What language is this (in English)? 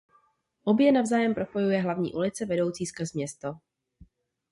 Czech